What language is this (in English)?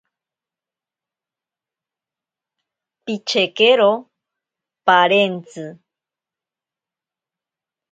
Ashéninka Perené